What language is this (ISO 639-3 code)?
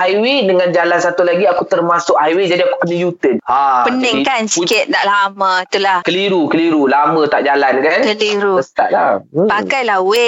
msa